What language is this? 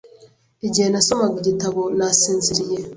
Kinyarwanda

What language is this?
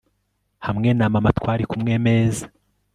Kinyarwanda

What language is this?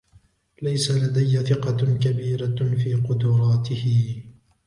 Arabic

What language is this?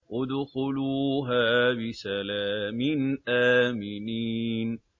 Arabic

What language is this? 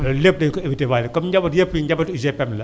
Wolof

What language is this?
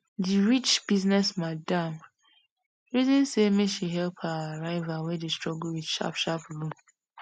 Nigerian Pidgin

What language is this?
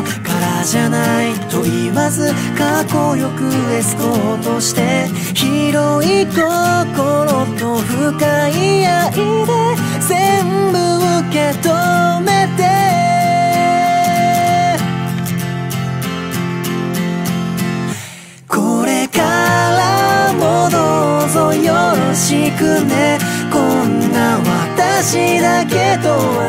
Korean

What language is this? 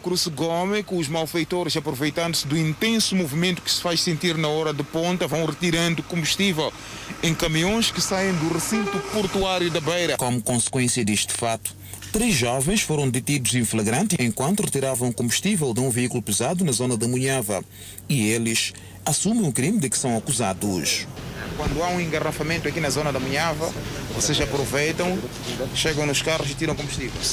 Portuguese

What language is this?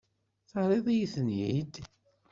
Kabyle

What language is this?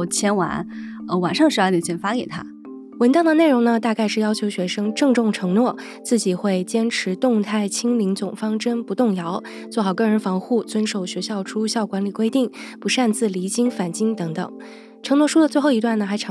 Chinese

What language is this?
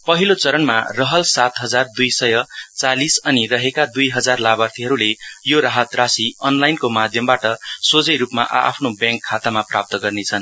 Nepali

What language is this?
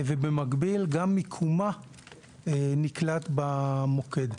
Hebrew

